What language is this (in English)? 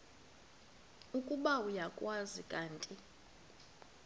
Xhosa